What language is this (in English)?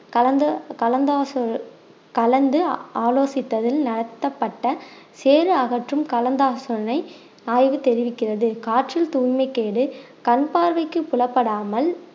Tamil